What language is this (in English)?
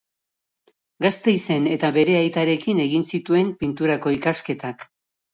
Basque